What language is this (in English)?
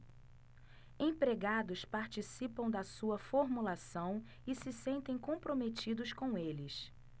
Portuguese